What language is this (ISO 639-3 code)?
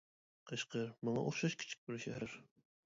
uig